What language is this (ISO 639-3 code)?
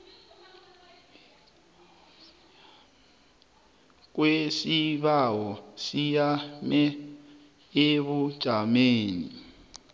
nbl